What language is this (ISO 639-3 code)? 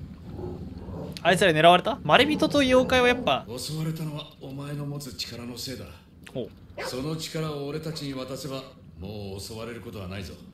jpn